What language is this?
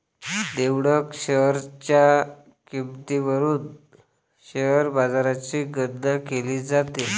Marathi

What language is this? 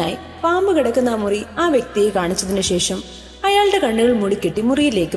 Malayalam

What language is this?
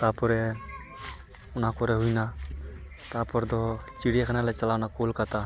Santali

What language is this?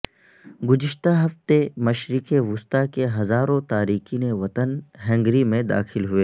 Urdu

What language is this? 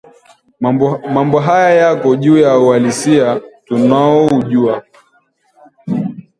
Swahili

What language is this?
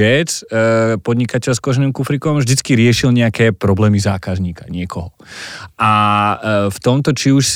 Slovak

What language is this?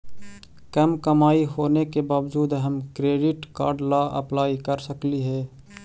Magahi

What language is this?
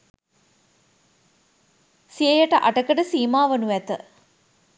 Sinhala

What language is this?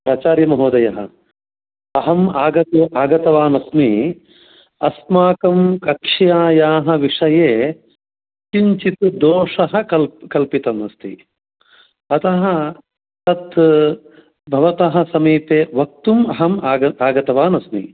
Sanskrit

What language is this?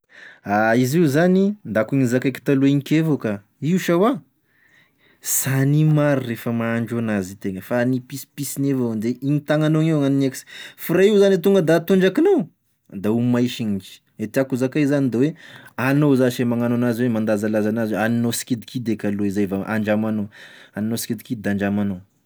Tesaka Malagasy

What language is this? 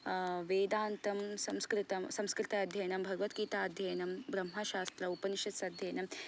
Sanskrit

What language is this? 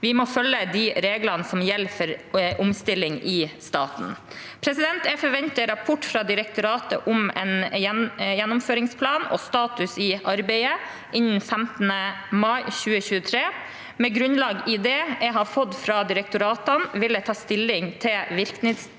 Norwegian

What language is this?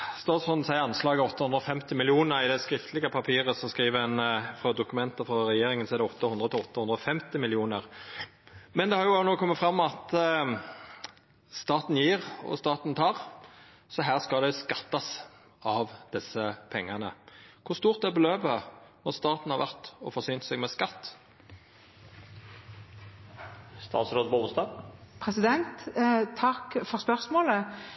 Norwegian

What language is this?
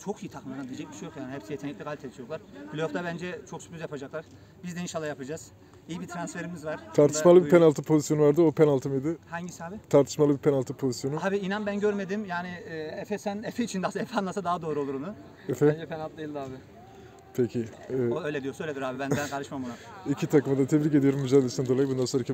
Turkish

